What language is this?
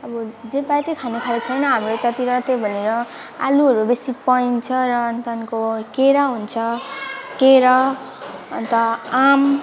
Nepali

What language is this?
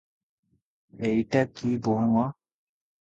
Odia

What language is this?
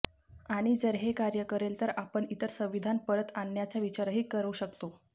Marathi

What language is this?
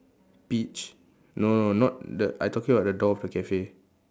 English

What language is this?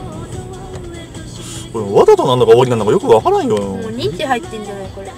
Japanese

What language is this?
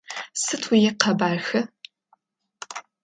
Adyghe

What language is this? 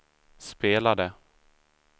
Swedish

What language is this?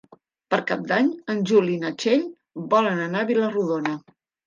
Catalan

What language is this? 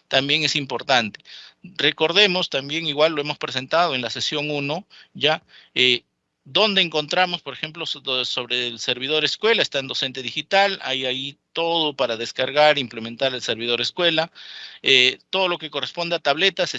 Spanish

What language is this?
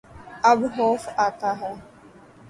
Urdu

